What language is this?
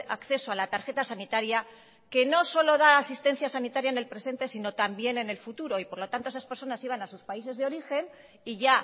Spanish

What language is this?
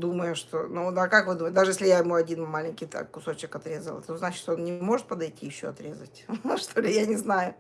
Russian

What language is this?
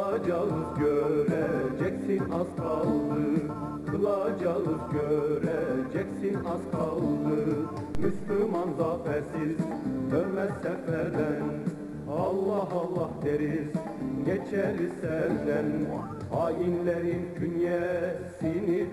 Turkish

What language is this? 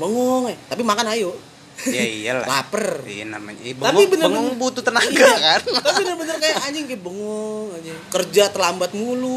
Indonesian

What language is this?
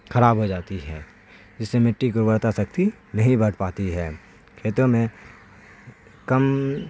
Urdu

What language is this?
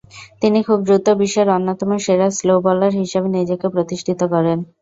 Bangla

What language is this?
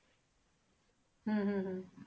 Punjabi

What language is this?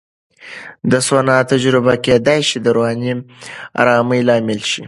Pashto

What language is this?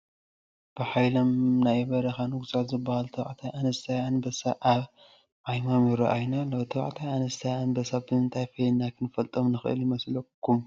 Tigrinya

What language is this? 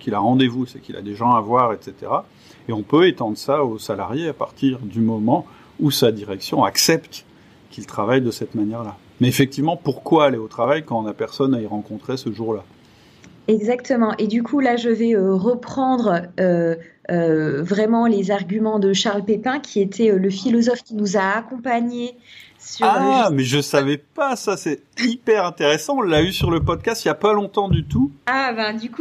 French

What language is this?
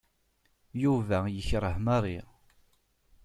Kabyle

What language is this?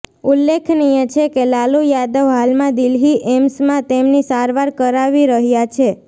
Gujarati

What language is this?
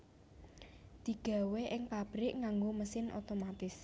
Javanese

